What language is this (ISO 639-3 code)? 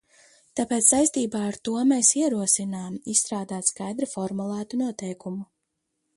lav